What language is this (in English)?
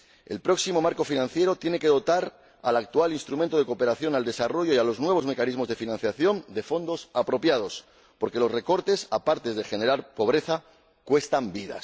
Spanish